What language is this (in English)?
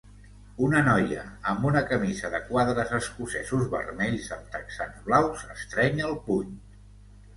Catalan